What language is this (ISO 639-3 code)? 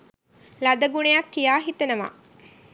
sin